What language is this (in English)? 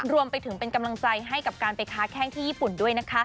Thai